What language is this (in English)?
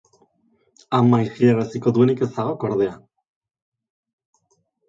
Basque